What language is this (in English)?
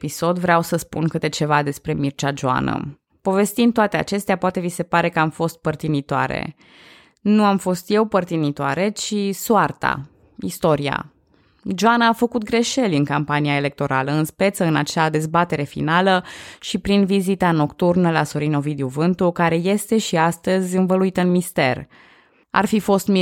Romanian